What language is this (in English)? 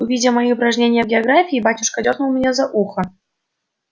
Russian